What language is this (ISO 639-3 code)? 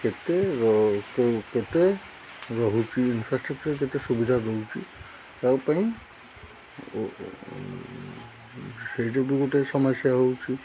ori